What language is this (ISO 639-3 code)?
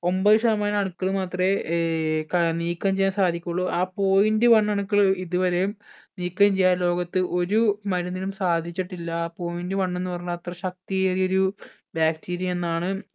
mal